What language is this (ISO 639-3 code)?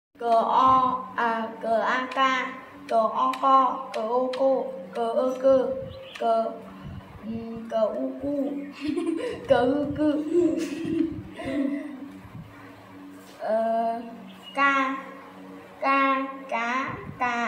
vie